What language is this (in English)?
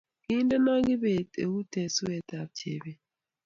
Kalenjin